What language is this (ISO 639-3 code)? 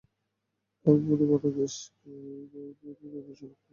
ben